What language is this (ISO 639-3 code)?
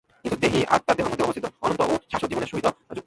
ben